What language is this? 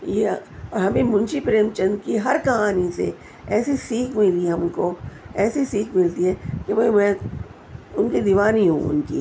Urdu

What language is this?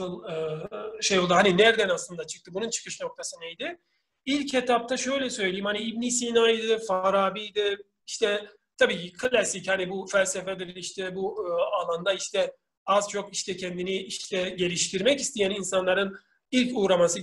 Turkish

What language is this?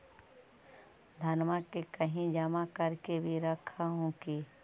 Magahi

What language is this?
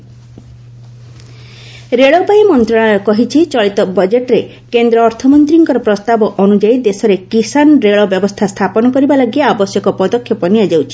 Odia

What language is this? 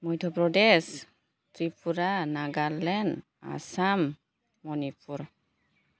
Bodo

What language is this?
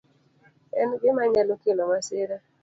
Luo (Kenya and Tanzania)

